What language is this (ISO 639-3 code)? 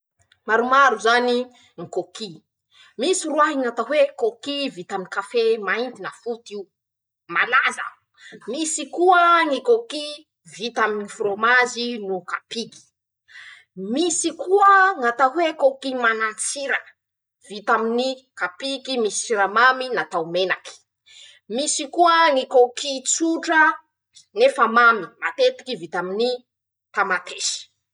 msh